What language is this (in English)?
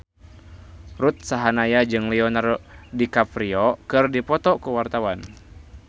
Sundanese